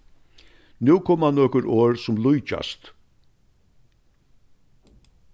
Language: Faroese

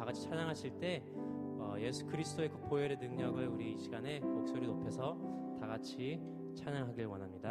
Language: Korean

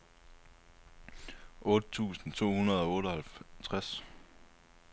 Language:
Danish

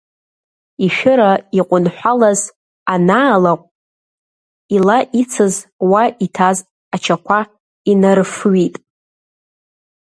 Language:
Abkhazian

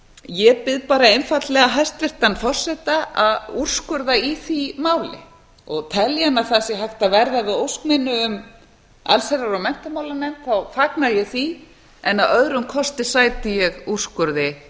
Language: Icelandic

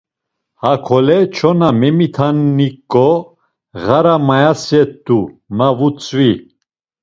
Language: Laz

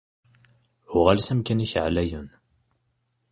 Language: Kabyle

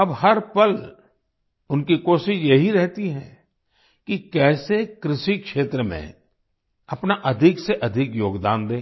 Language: Hindi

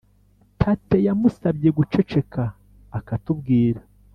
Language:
Kinyarwanda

